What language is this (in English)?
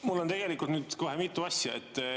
Estonian